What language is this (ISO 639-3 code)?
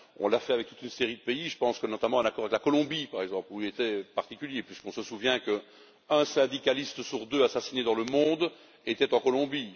fra